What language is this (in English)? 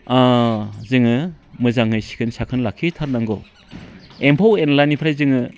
Bodo